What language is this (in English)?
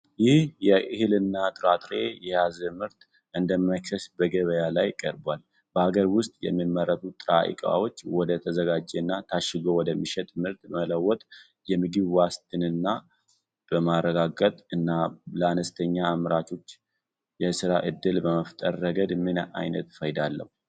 Amharic